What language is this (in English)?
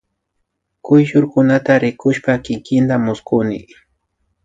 Imbabura Highland Quichua